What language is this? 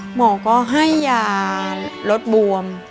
Thai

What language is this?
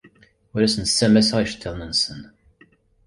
Kabyle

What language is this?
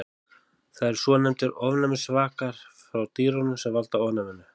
Icelandic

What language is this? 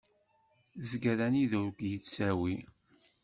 Kabyle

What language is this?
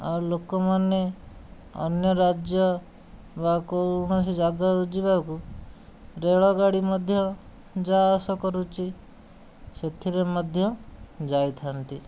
Odia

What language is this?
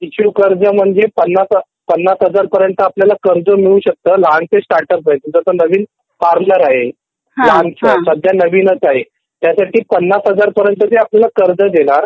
Marathi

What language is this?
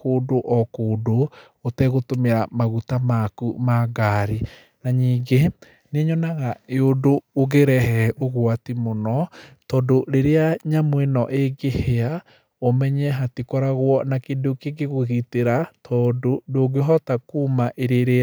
Kikuyu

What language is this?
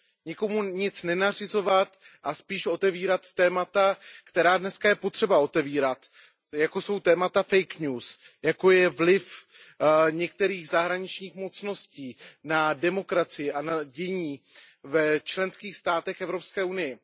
Czech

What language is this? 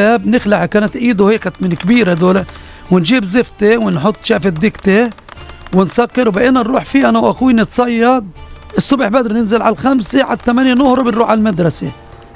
Arabic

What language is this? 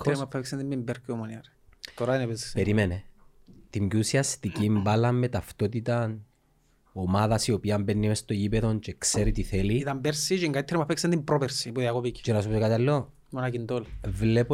Greek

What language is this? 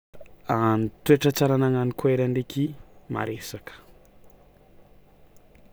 Tsimihety Malagasy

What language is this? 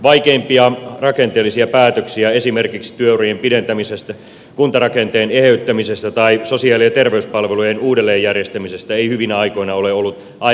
Finnish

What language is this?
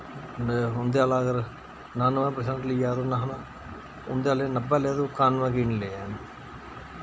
Dogri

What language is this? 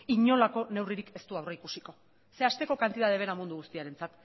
Basque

